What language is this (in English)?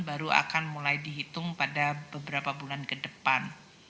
Indonesian